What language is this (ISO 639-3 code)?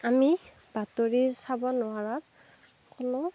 asm